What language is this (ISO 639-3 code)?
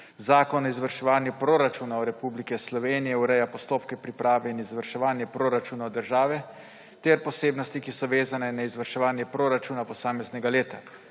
slv